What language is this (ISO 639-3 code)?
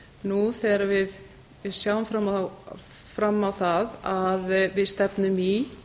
isl